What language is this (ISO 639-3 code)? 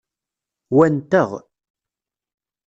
kab